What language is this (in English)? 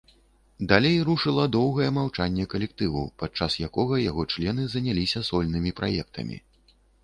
Belarusian